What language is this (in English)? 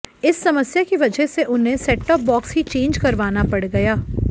Hindi